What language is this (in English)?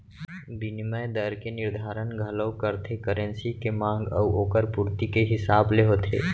Chhattisgarhi